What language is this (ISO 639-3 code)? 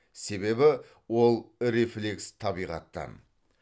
kaz